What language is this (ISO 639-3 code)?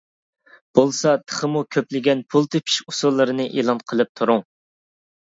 uig